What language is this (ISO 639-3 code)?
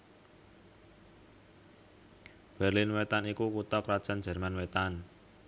jav